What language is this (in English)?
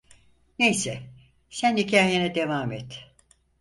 Turkish